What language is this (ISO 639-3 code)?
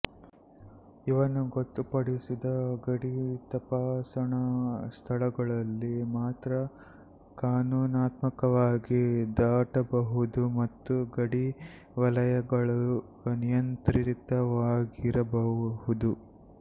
kan